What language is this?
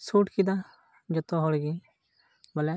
Santali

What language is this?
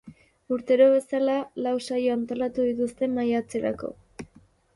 Basque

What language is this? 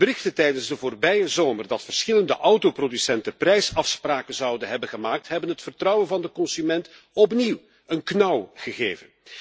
Dutch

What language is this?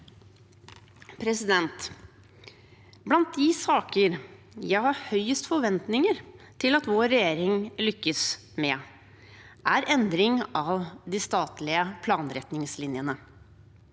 Norwegian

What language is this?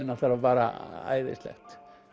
Icelandic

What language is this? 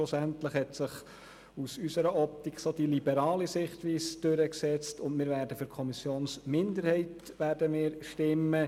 Swiss German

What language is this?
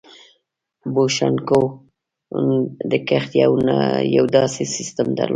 Pashto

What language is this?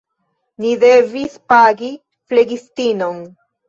Esperanto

